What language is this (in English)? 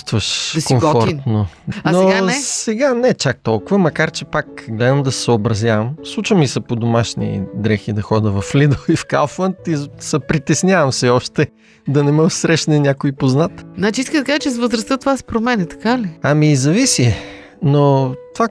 Bulgarian